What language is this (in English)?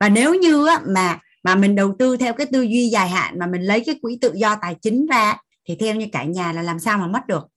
Vietnamese